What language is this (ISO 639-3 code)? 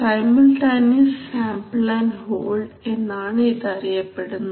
mal